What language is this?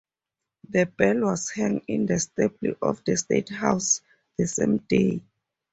English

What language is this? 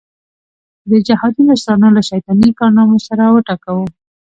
Pashto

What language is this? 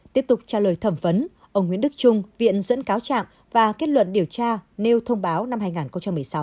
Vietnamese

